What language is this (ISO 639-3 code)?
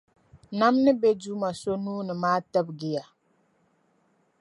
dag